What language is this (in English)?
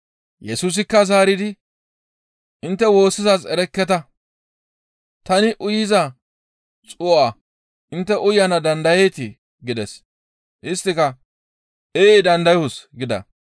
Gamo